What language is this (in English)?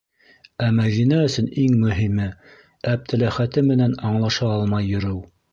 Bashkir